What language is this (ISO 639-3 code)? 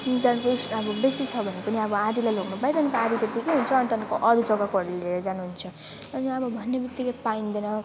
nep